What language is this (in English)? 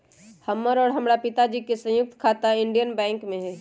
Magahi